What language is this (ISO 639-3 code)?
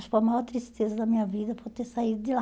por